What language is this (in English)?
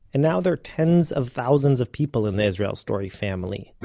English